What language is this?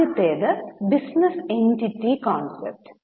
Malayalam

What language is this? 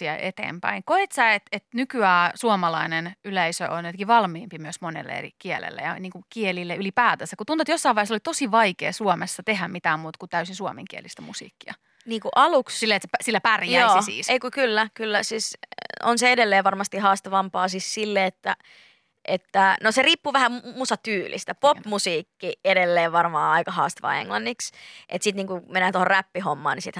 Finnish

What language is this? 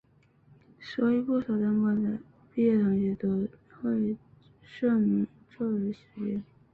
Chinese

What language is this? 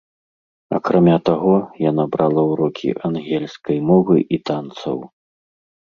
Belarusian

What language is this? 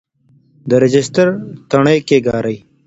Pashto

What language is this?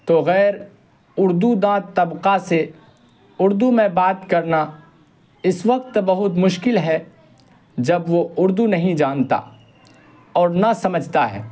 Urdu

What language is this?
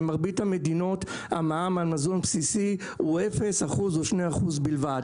Hebrew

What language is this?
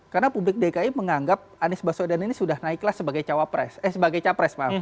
Indonesian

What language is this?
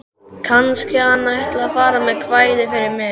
Icelandic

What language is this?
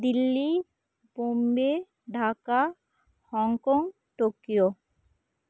Santali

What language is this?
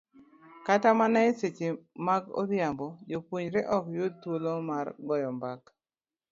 Luo (Kenya and Tanzania)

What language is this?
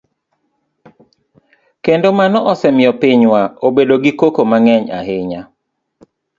Luo (Kenya and Tanzania)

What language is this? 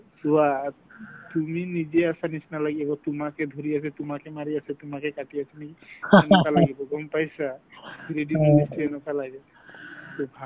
Assamese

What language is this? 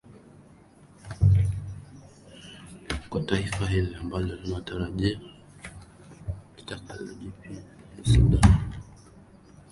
Swahili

